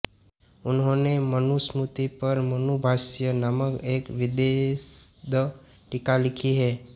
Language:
Hindi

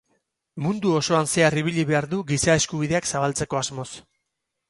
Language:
Basque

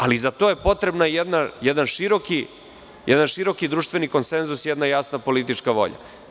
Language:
Serbian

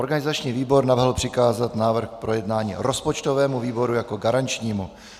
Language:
Czech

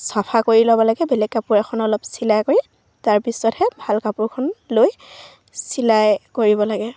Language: Assamese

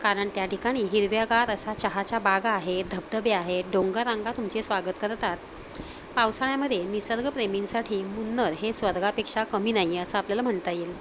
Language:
Marathi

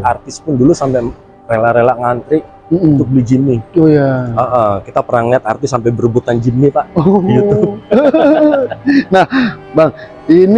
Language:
Indonesian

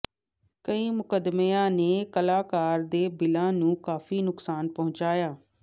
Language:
Punjabi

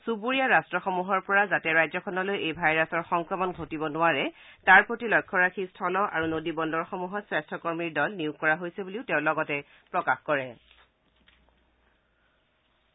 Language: Assamese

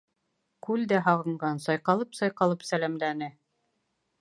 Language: Bashkir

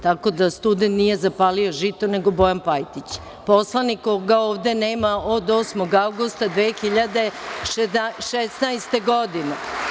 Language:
Serbian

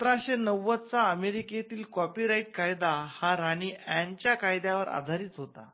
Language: Marathi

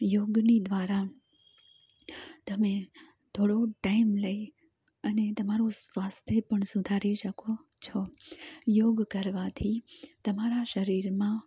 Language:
Gujarati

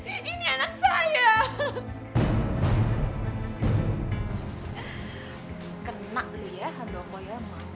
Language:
Indonesian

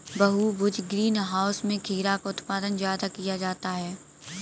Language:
Hindi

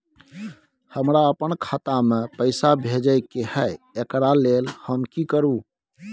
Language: Maithili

